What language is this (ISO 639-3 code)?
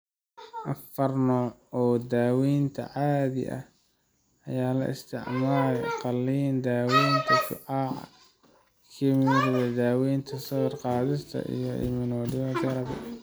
som